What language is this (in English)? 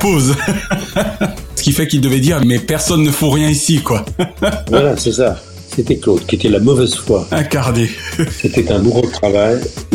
French